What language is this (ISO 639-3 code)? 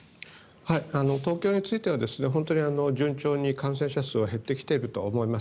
jpn